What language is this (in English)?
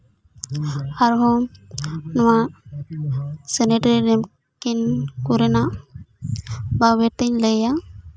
Santali